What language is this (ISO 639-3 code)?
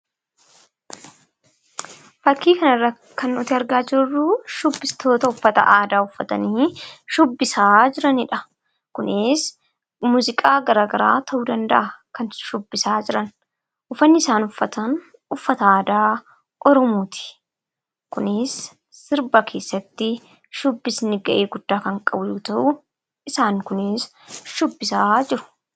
orm